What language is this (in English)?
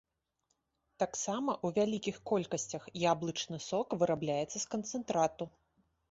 Belarusian